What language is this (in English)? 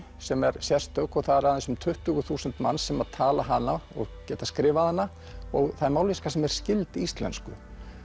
Icelandic